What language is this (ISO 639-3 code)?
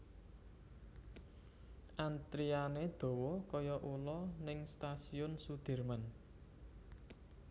jav